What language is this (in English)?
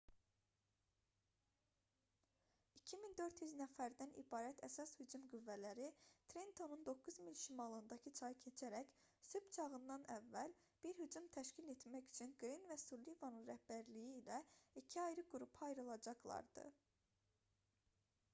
Azerbaijani